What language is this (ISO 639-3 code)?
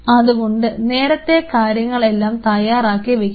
mal